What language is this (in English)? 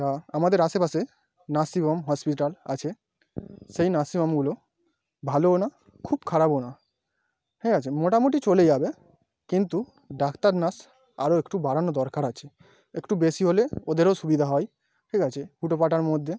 Bangla